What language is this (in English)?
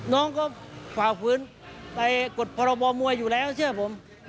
Thai